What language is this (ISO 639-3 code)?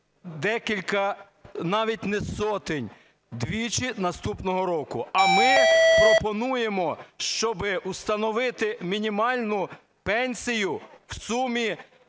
ukr